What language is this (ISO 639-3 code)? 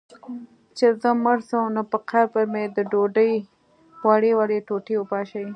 pus